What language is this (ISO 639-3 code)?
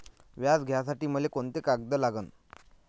mar